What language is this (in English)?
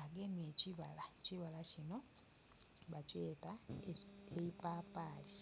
Soga